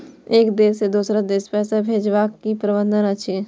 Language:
Maithili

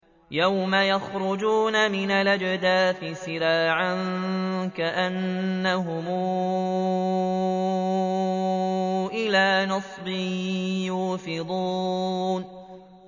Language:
Arabic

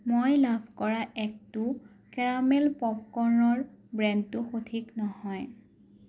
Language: Assamese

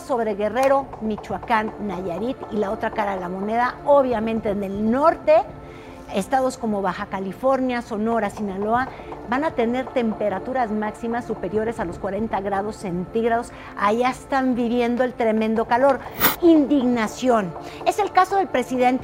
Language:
Spanish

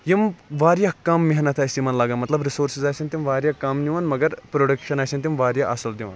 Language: Kashmiri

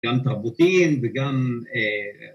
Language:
Hebrew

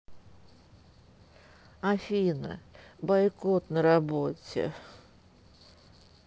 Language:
Russian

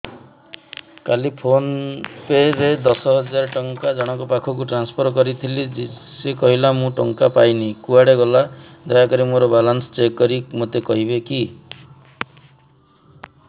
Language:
Odia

